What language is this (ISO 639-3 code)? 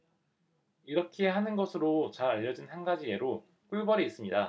kor